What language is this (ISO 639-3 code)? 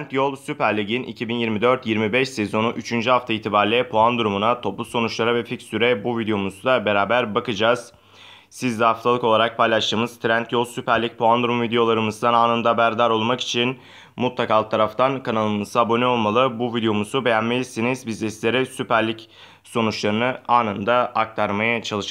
tur